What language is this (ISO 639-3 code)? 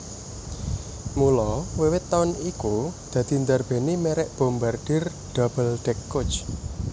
jav